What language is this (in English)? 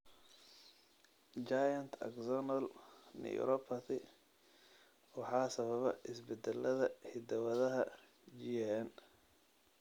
Somali